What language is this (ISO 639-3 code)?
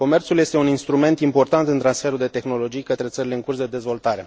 ron